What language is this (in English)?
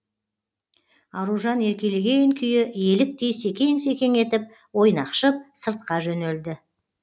Kazakh